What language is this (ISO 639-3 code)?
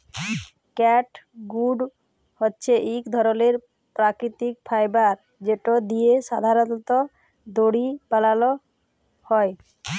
ben